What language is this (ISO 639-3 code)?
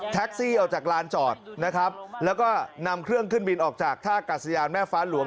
tha